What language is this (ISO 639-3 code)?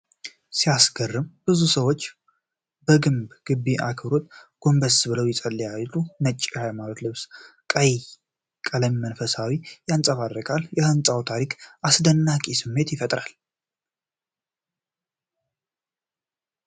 amh